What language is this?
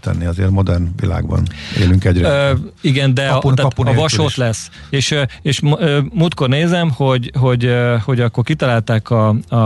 Hungarian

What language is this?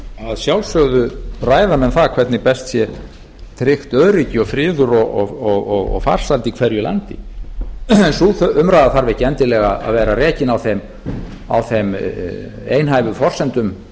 Icelandic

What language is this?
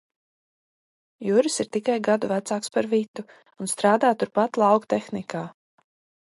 Latvian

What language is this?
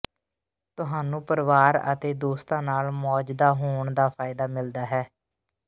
Punjabi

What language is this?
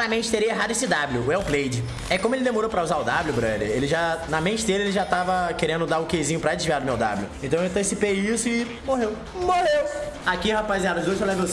Portuguese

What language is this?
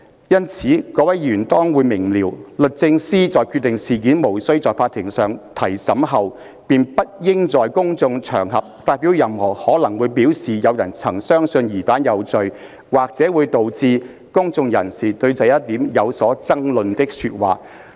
Cantonese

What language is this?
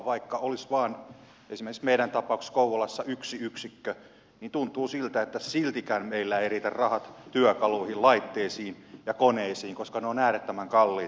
Finnish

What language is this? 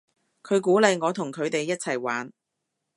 Cantonese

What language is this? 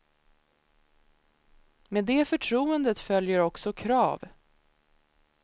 Swedish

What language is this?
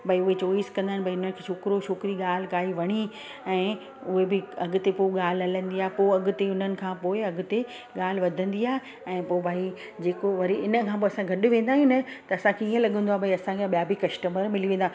Sindhi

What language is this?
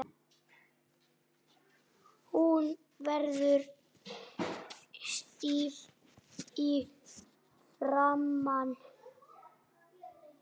Icelandic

